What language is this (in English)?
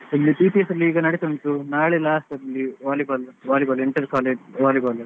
Kannada